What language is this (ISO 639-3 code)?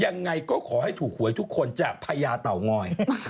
tha